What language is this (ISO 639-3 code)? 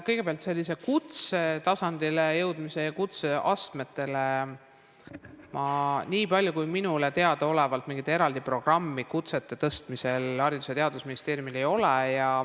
est